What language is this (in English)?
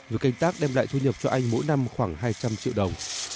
Vietnamese